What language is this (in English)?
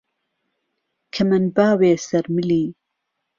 Central Kurdish